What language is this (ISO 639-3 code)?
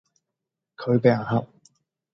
yue